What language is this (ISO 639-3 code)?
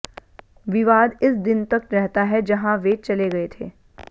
hin